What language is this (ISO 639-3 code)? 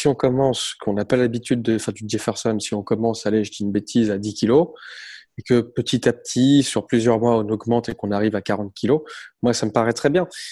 fra